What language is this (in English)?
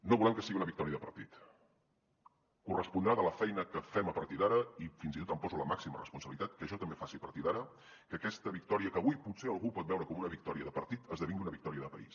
Catalan